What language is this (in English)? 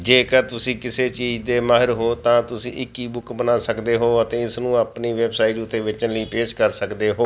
Punjabi